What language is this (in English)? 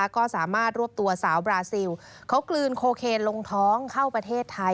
Thai